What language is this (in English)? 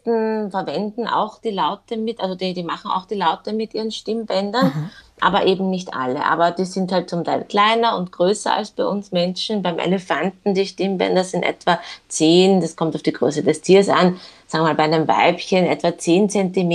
German